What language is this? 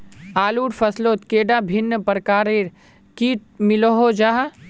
Magahi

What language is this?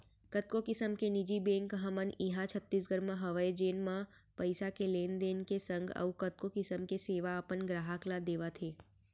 Chhattisgarhi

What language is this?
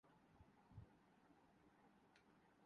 Urdu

